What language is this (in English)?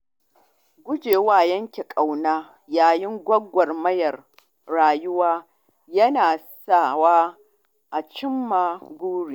Hausa